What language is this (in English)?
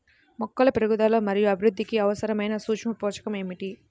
Telugu